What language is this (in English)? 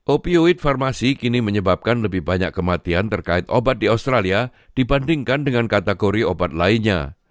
Indonesian